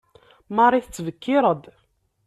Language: Kabyle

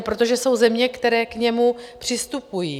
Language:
Czech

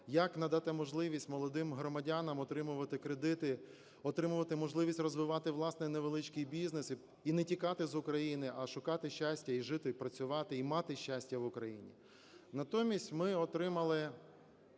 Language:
Ukrainian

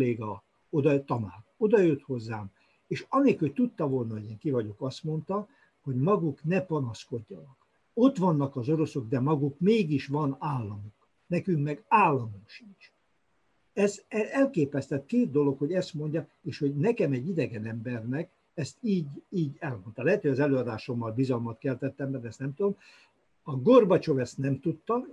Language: Hungarian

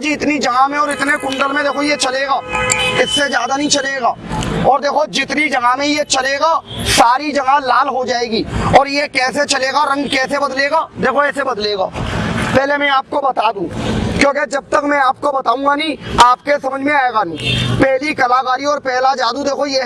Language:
Hindi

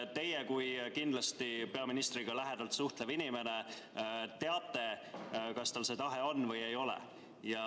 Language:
Estonian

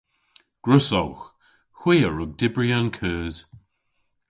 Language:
Cornish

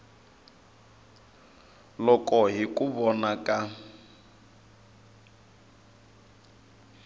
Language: Tsonga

